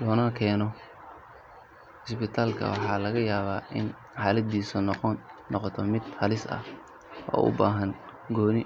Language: Somali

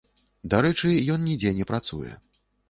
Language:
Belarusian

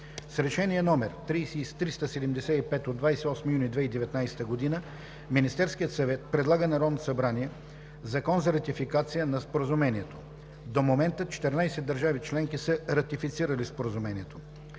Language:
Bulgarian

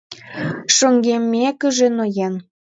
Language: Mari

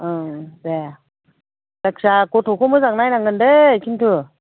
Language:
Bodo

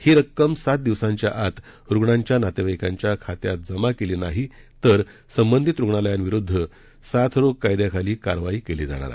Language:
Marathi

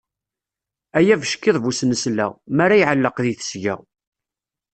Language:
Kabyle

